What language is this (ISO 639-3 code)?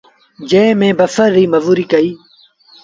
sbn